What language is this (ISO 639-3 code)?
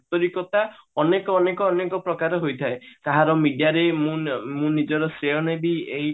ori